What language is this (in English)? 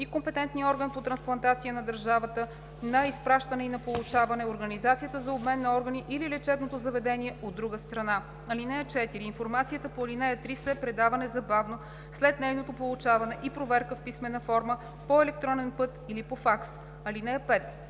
Bulgarian